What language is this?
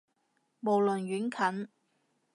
Cantonese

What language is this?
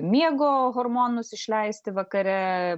Lithuanian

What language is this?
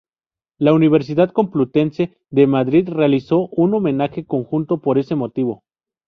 Spanish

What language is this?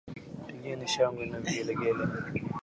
Swahili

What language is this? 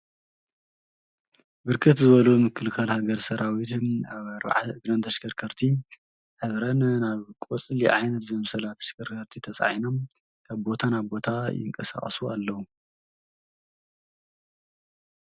Tigrinya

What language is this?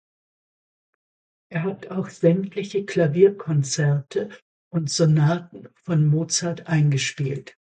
German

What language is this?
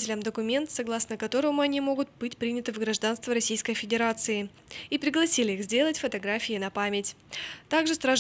Russian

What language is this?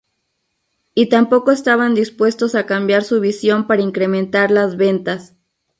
Spanish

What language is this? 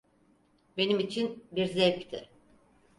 Turkish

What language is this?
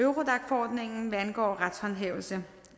Danish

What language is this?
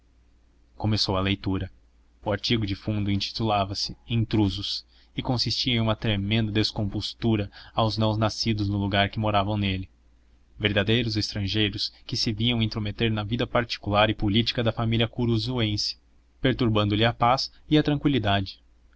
Portuguese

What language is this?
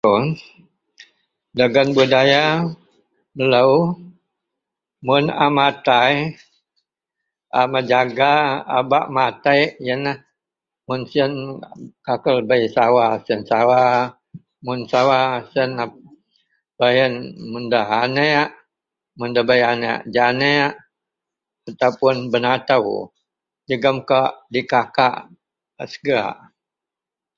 Central Melanau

